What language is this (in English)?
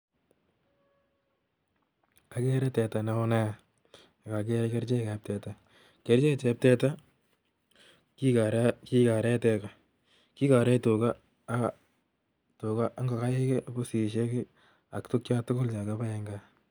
Kalenjin